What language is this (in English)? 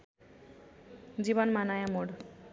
Nepali